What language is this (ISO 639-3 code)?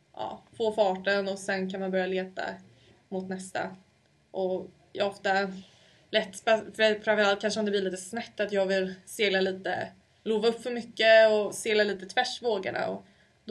swe